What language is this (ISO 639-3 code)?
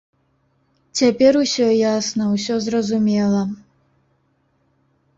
bel